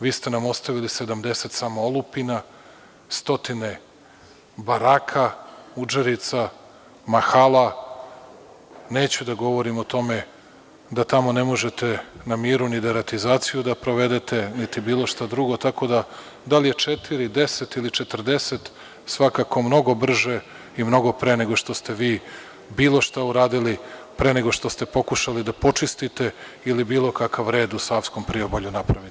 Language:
Serbian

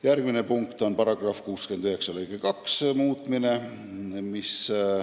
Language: Estonian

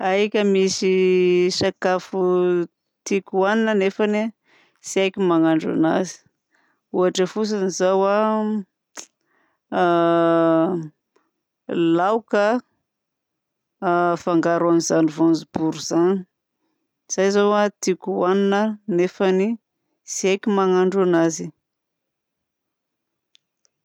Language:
Southern Betsimisaraka Malagasy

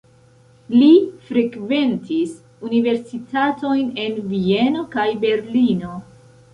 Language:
Esperanto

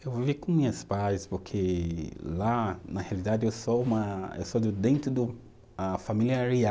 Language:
Portuguese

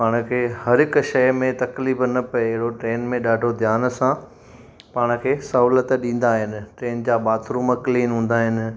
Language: Sindhi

